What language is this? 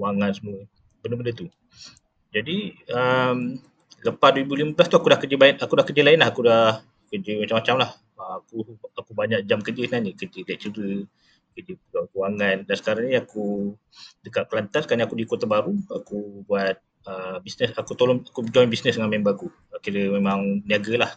Malay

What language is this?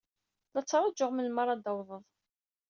Kabyle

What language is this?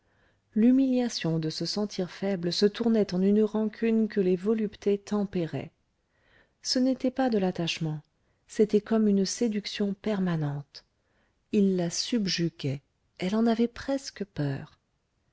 French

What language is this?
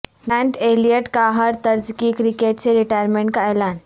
Urdu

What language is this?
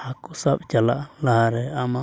Santali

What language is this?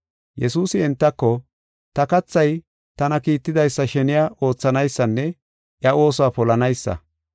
Gofa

